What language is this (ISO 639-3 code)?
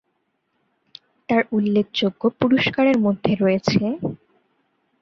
ben